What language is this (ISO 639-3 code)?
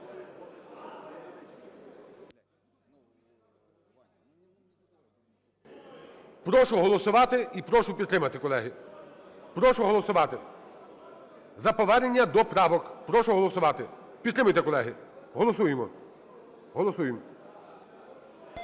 ukr